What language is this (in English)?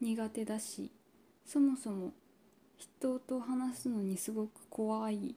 Japanese